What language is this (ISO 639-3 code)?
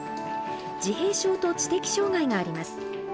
jpn